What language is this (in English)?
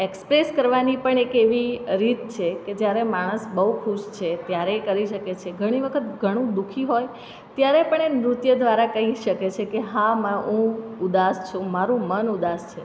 Gujarati